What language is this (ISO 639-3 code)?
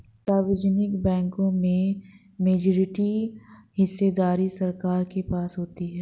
hin